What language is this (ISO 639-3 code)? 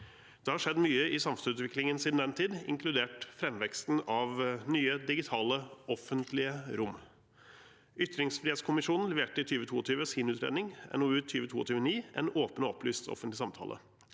nor